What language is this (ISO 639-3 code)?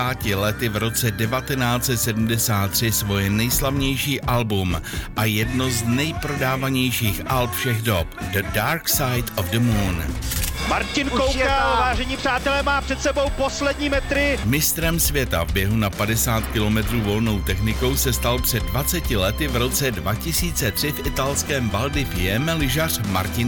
ces